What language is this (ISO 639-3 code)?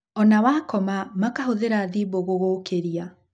kik